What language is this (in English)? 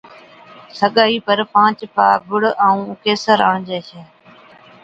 Od